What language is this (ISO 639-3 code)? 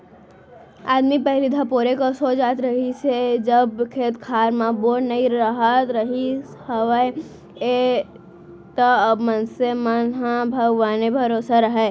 hne